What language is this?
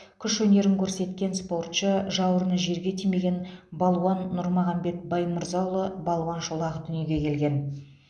Kazakh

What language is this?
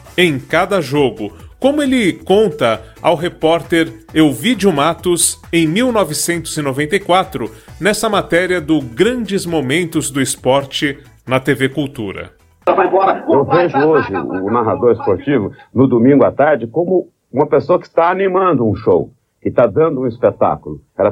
Portuguese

